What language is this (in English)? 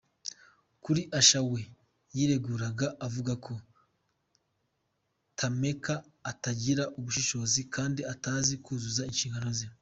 Kinyarwanda